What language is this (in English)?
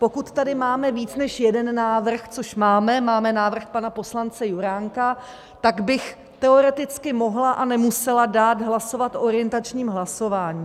Czech